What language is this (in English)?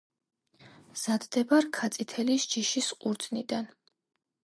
Georgian